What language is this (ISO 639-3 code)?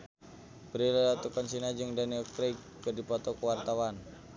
sun